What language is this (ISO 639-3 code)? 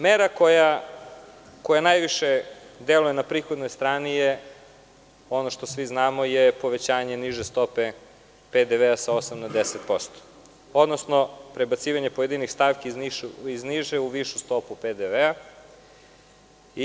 srp